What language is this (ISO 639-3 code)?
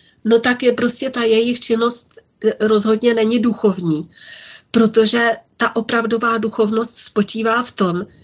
ces